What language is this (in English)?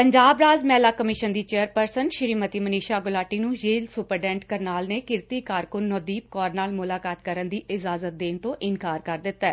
Punjabi